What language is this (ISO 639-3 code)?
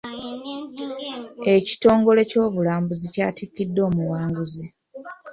lug